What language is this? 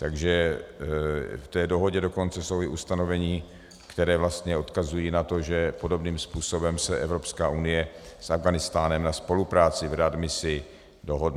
Czech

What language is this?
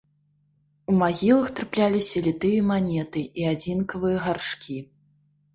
Belarusian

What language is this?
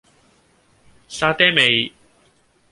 Cantonese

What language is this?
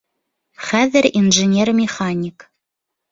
Bashkir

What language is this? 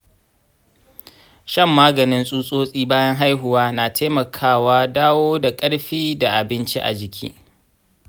Hausa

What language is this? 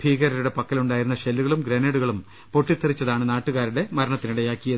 Malayalam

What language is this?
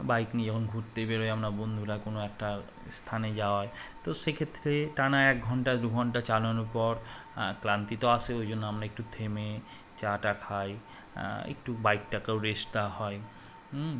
Bangla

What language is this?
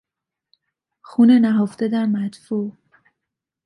Persian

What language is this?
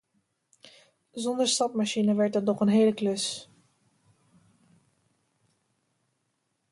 Dutch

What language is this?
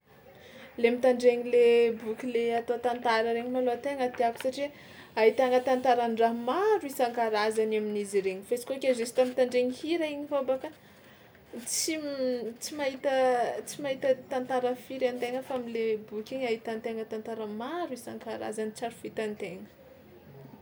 Tsimihety Malagasy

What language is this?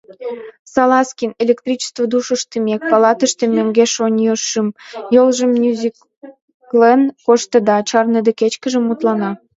Mari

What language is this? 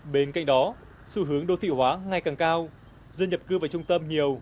Vietnamese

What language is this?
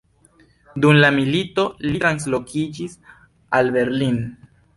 Esperanto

